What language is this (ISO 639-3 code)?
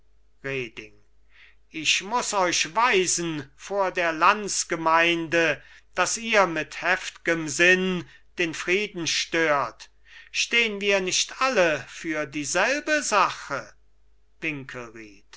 deu